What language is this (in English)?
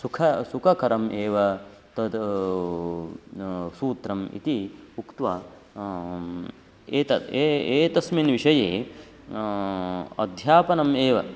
Sanskrit